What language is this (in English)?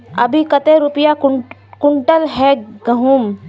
Magahi